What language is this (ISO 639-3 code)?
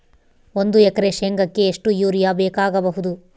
kan